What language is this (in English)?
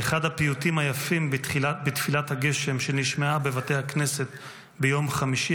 Hebrew